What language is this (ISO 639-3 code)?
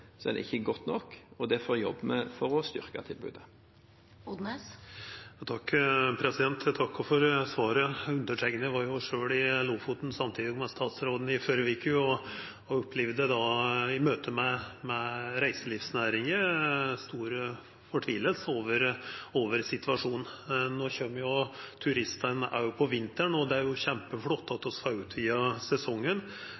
nor